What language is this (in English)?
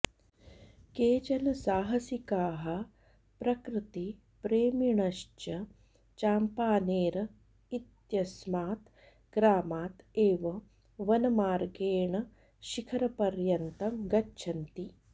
Sanskrit